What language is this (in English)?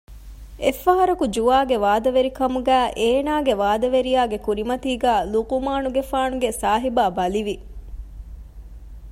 Divehi